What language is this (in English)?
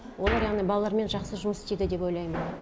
Kazakh